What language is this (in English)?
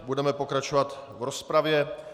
Czech